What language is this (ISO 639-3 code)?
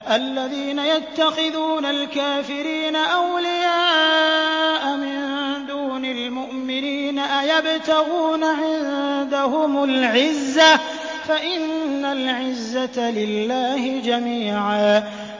ara